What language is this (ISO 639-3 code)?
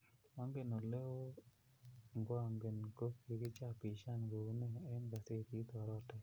kln